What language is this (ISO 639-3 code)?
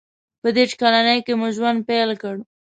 pus